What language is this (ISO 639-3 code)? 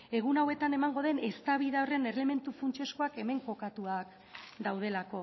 eus